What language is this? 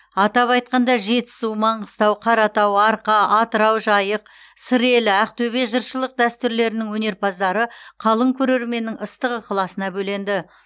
Kazakh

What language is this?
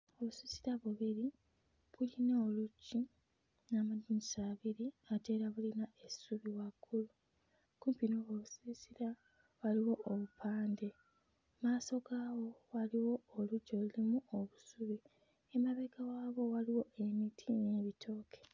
Ganda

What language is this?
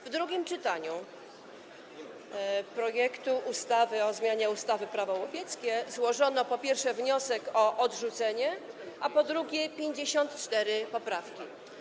Polish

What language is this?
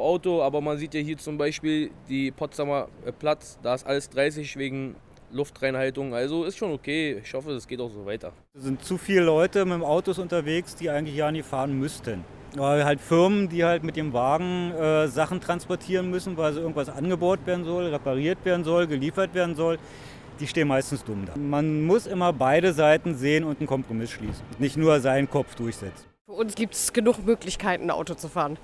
German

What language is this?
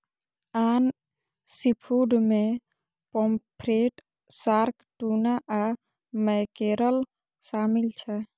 Maithili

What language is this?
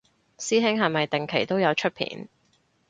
Cantonese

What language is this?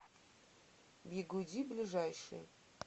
Russian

